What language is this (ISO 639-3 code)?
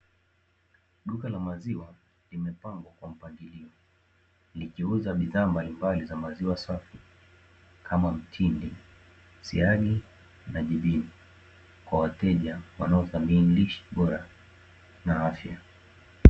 swa